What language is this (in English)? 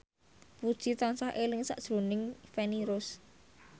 Javanese